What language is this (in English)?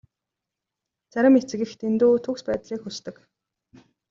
Mongolian